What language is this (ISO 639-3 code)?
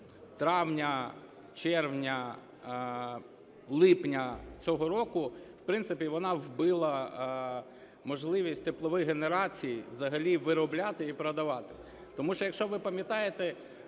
ukr